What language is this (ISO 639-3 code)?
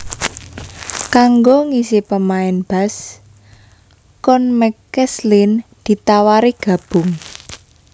jav